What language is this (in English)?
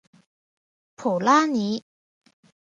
Chinese